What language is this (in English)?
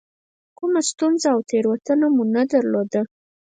Pashto